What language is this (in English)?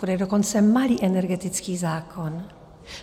Czech